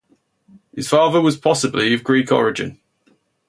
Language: English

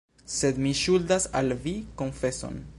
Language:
Esperanto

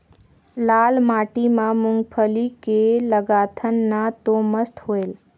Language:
Chhattisgarhi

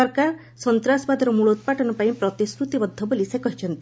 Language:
Odia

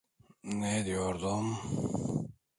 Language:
Turkish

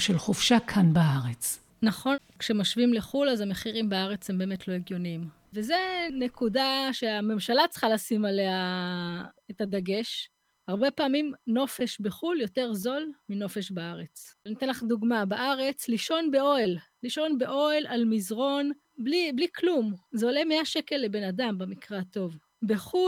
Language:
Hebrew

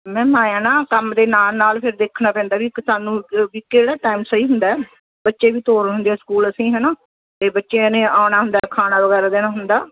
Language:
Punjabi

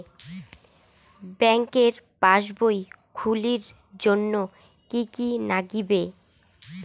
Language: Bangla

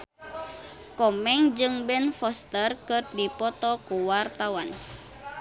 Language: Sundanese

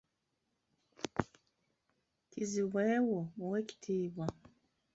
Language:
Ganda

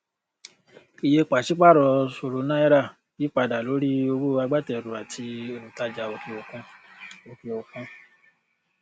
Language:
Yoruba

